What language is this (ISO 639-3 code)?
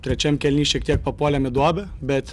lit